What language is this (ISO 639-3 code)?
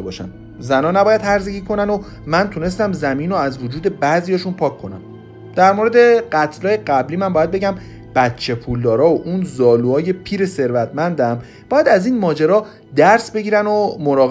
fas